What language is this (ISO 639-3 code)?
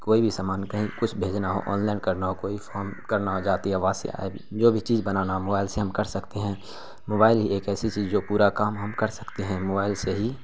urd